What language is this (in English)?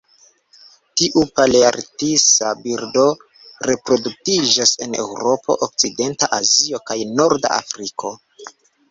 Esperanto